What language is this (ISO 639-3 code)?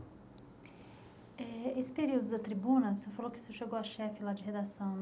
por